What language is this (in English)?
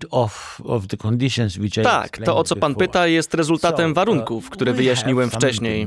Polish